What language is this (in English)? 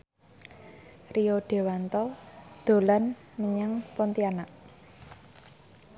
Javanese